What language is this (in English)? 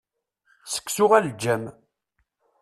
Kabyle